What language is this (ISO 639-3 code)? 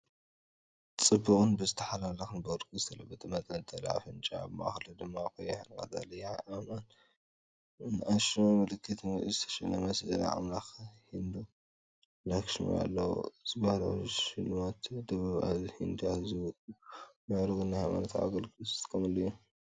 tir